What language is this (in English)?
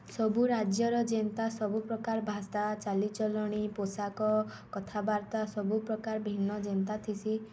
Odia